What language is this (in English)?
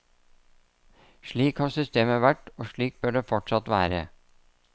Norwegian